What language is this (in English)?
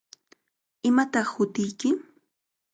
Cajatambo North Lima Quechua